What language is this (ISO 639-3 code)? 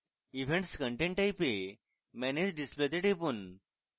ben